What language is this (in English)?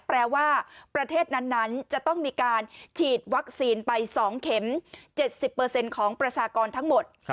Thai